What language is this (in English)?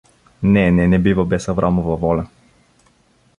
Bulgarian